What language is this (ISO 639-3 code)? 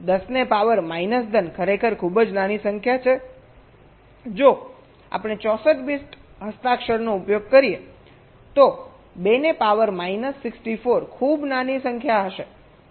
guj